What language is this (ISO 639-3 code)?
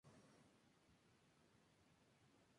spa